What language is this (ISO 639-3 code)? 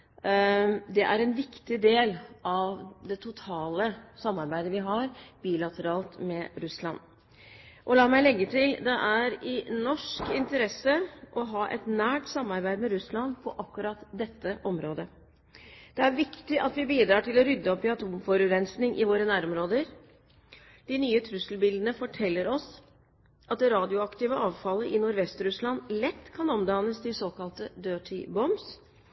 nob